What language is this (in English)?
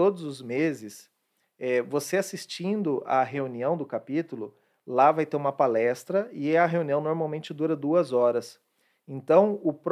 Portuguese